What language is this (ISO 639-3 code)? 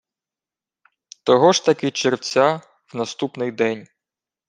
ukr